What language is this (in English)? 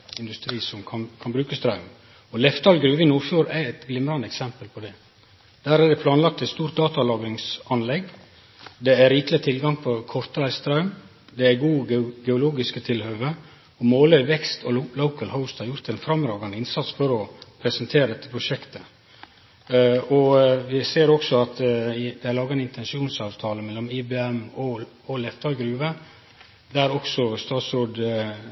Norwegian Nynorsk